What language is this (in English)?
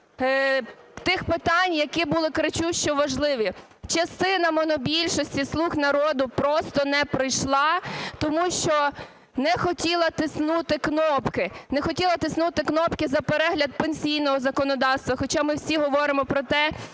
Ukrainian